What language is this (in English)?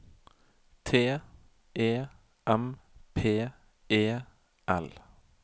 Norwegian